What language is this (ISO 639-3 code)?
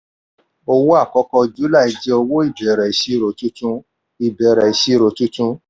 yor